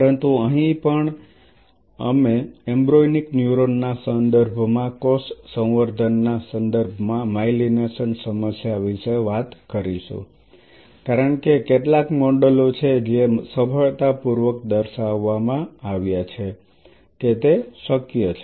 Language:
Gujarati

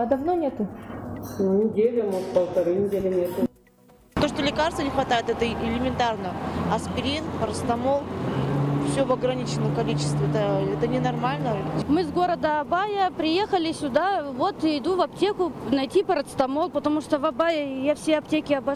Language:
Russian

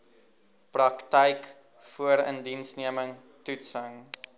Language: Afrikaans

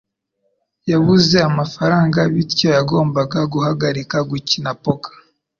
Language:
Kinyarwanda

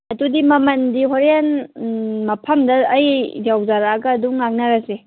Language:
Manipuri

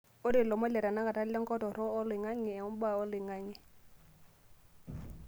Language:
Masai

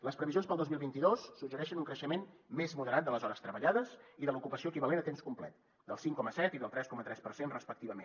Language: Catalan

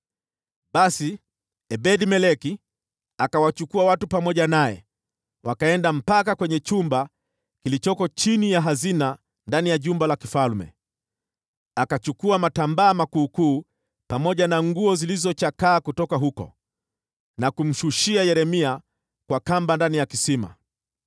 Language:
Swahili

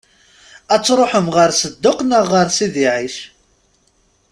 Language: Kabyle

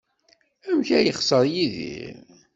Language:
Kabyle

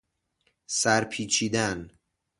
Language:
Persian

